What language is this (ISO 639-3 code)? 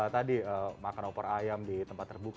ind